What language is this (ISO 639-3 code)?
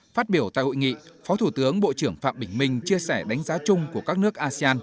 vie